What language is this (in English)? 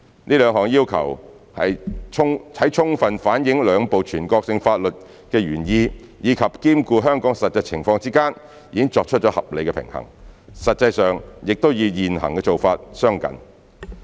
Cantonese